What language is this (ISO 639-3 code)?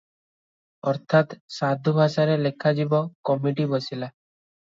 ori